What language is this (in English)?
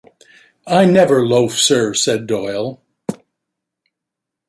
English